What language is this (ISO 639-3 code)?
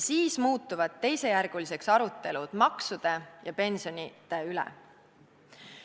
est